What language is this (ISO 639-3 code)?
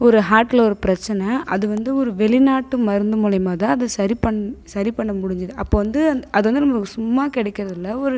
tam